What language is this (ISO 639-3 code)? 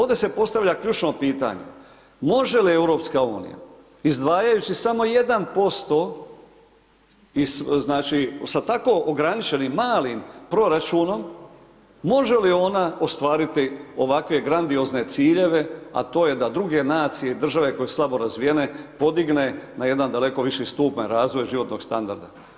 hrv